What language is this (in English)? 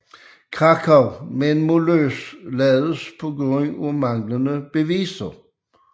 Danish